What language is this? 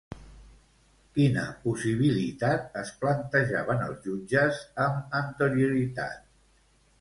Catalan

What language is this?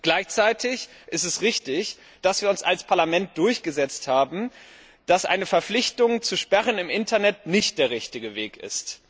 German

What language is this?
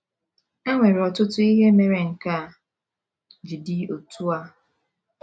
Igbo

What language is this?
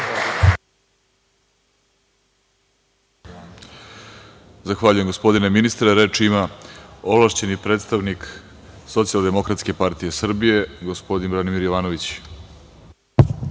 Serbian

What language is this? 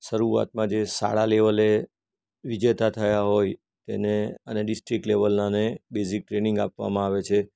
Gujarati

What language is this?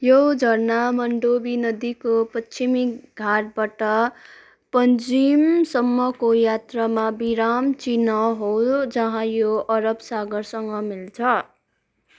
Nepali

